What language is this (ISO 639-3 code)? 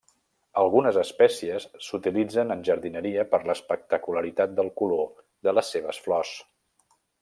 cat